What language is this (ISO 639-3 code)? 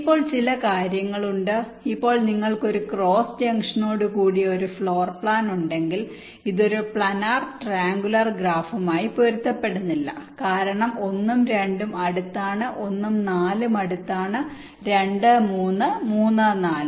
mal